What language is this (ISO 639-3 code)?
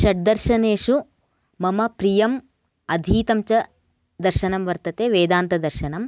san